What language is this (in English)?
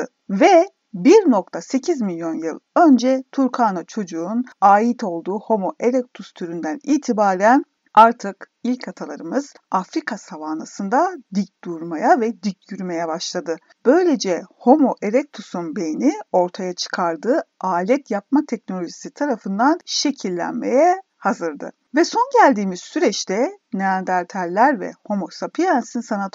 Turkish